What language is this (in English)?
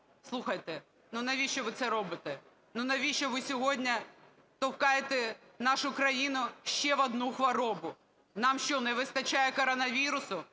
Ukrainian